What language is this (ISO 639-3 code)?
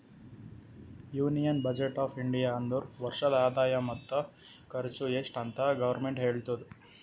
kan